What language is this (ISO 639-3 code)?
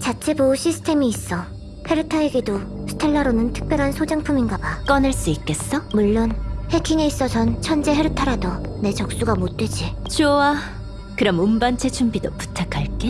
kor